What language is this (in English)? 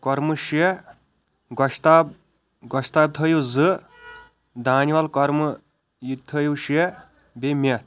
Kashmiri